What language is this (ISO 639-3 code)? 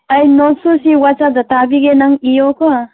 mni